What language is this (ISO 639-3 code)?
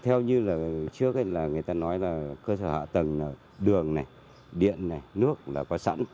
vie